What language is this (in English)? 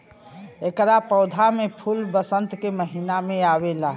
Bhojpuri